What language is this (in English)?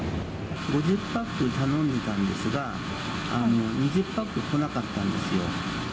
Japanese